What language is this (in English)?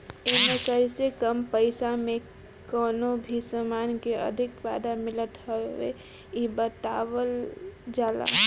Bhojpuri